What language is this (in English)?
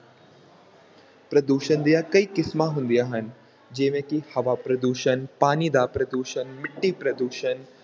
Punjabi